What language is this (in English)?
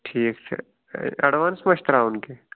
Kashmiri